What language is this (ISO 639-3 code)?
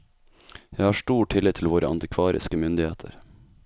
nor